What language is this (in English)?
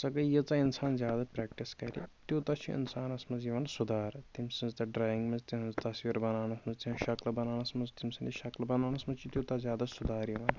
Kashmiri